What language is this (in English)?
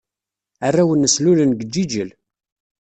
Kabyle